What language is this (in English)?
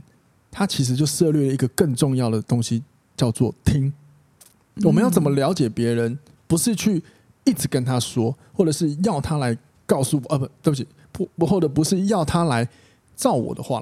Chinese